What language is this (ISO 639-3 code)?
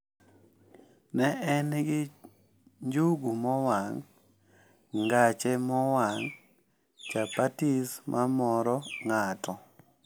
luo